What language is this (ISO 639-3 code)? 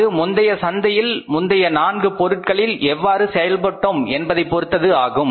tam